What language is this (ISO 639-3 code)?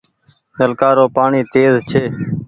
gig